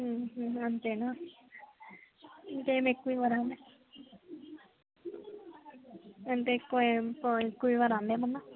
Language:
Telugu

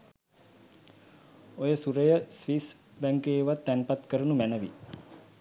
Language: Sinhala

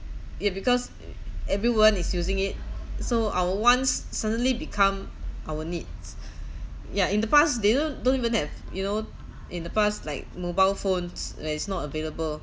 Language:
English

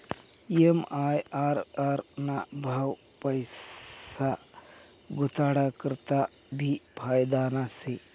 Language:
Marathi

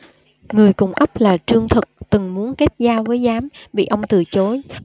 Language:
Vietnamese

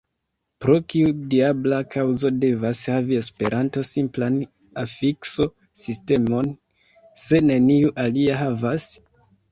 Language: Esperanto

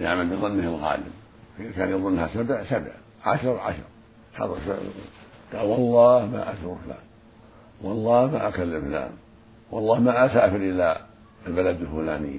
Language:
Arabic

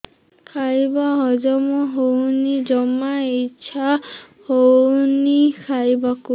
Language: Odia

